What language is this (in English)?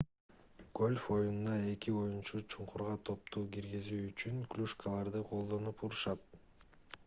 Kyrgyz